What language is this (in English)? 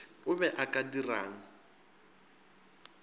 Northern Sotho